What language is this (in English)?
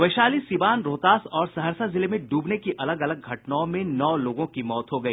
Hindi